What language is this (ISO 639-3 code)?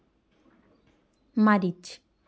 sat